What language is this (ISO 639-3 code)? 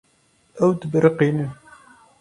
kur